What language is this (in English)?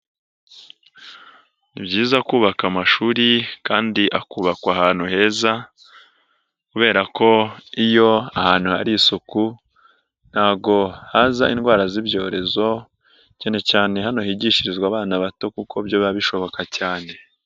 Kinyarwanda